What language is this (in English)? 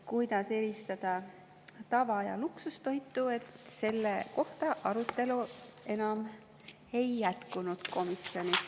Estonian